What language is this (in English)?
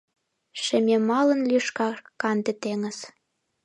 Mari